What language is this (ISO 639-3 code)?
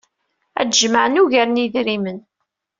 kab